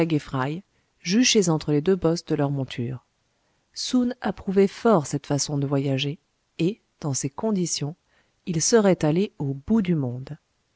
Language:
French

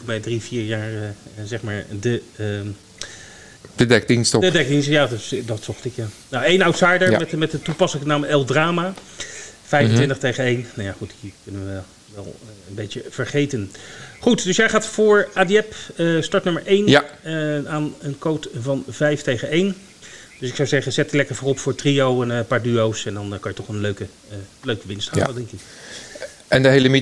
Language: Dutch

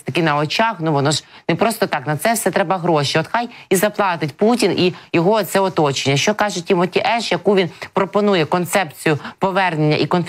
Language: Ukrainian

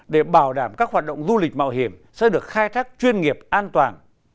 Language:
Vietnamese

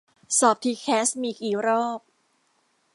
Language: Thai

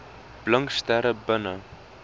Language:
Afrikaans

